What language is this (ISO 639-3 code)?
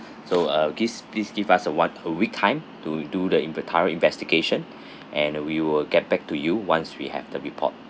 eng